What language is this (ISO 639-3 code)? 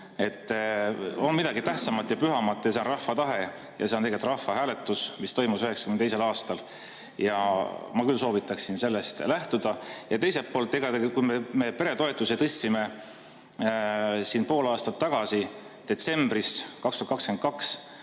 est